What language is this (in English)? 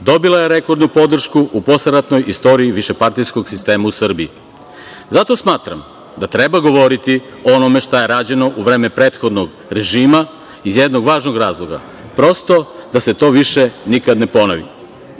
Serbian